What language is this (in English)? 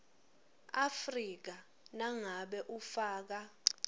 Swati